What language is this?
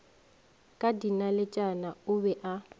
Northern Sotho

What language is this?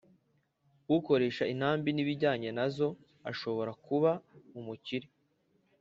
Kinyarwanda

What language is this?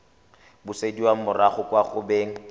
Tswana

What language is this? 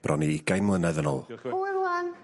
Welsh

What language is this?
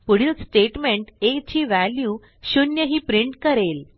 Marathi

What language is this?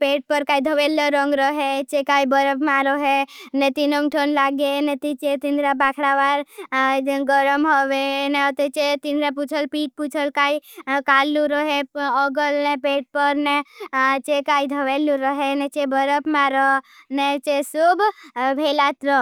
Bhili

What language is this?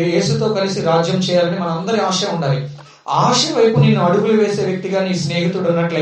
Telugu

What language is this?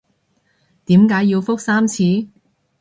Cantonese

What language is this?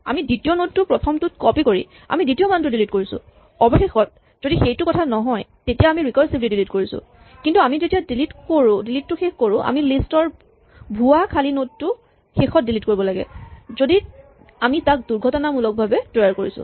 Assamese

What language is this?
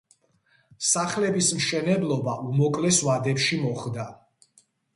Georgian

